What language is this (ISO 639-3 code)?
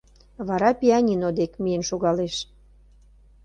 chm